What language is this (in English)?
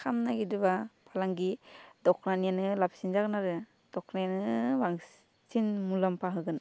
Bodo